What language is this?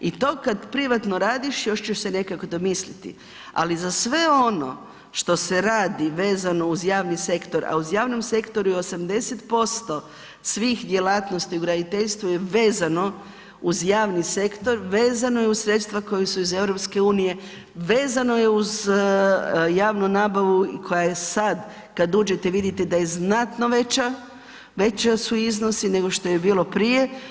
Croatian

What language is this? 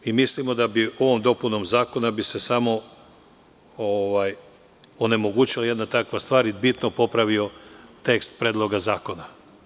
Serbian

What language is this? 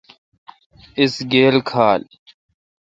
Kalkoti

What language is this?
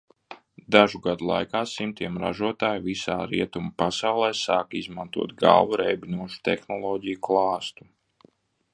Latvian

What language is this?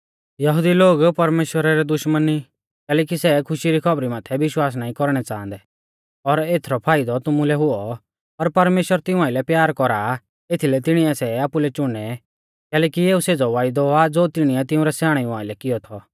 Mahasu Pahari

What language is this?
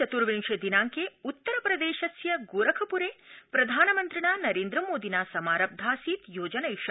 Sanskrit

